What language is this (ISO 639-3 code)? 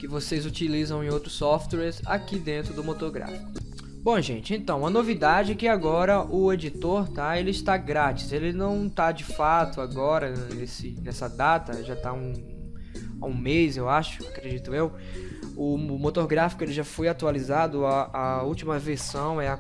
por